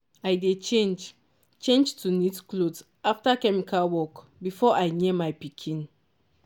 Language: Nigerian Pidgin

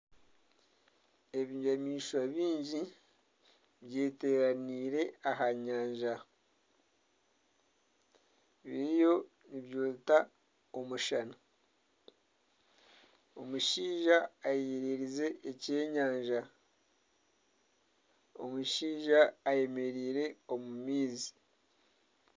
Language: Nyankole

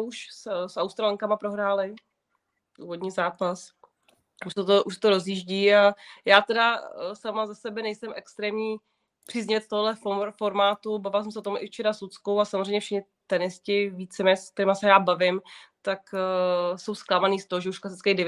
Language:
Czech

